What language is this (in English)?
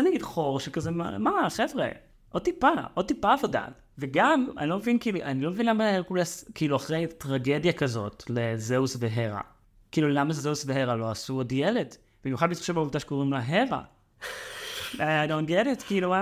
Hebrew